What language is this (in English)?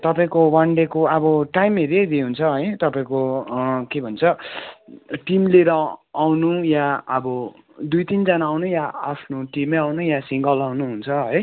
Nepali